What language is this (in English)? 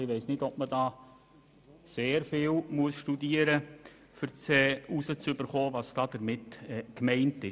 Swiss German